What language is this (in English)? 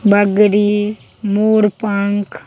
Maithili